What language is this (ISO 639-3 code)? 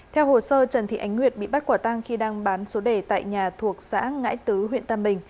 vie